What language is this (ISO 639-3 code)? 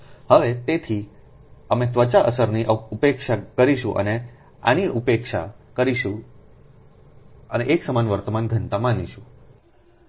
guj